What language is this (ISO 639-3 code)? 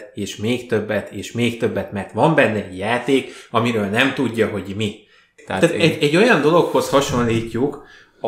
hun